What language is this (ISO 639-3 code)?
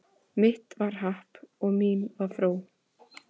isl